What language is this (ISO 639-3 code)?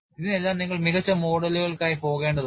mal